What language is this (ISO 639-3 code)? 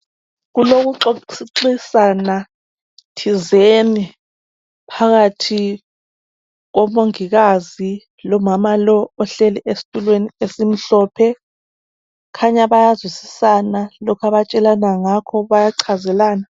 nde